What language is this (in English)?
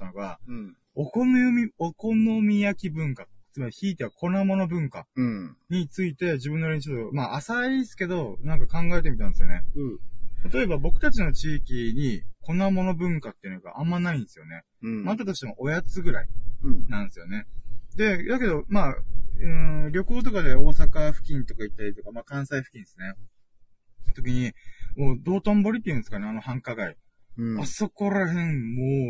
Japanese